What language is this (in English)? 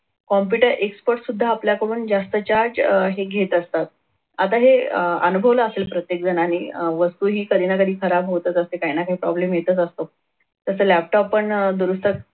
Marathi